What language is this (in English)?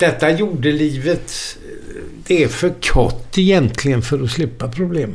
Swedish